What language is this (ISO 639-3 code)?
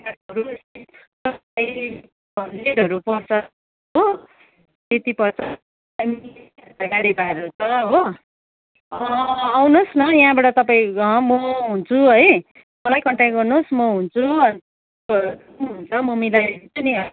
nep